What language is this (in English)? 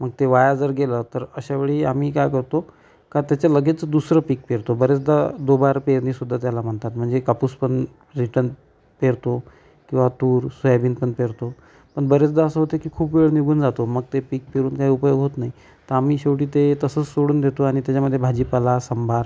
Marathi